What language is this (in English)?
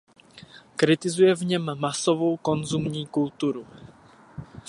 Czech